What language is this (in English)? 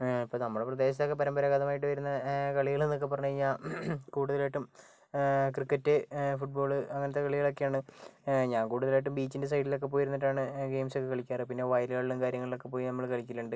Malayalam